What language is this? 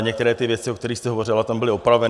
Czech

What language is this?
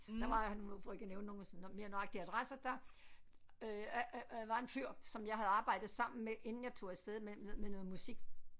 Danish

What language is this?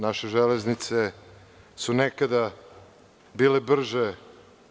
Serbian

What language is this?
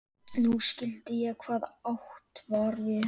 Icelandic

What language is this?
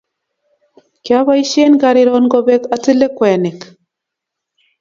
Kalenjin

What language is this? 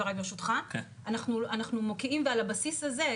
Hebrew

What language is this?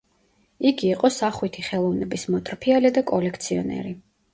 Georgian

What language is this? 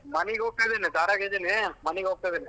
Kannada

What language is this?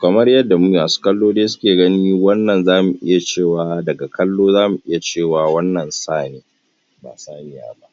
Hausa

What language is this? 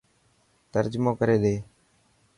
Dhatki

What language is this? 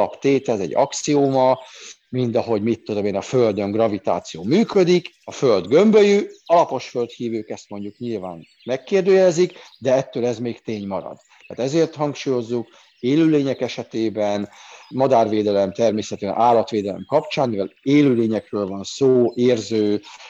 Hungarian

